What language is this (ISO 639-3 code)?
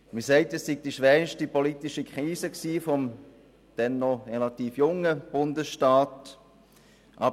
gsw